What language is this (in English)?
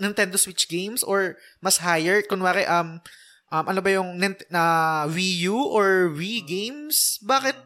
Filipino